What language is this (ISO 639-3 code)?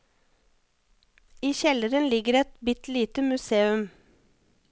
nor